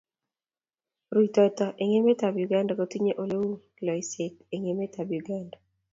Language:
Kalenjin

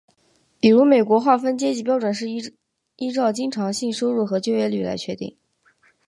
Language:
Chinese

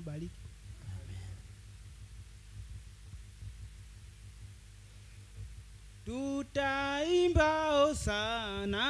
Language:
Indonesian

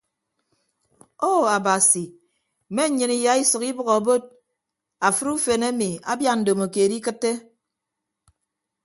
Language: Ibibio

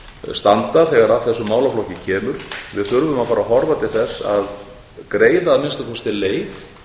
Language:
Icelandic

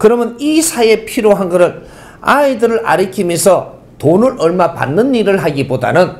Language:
Korean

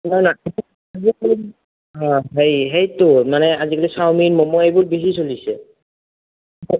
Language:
Assamese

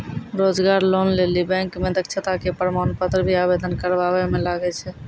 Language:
Maithili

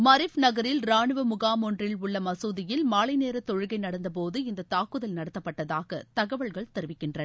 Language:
Tamil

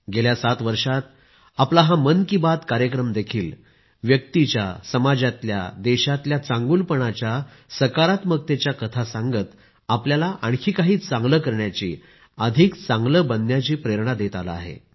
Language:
Marathi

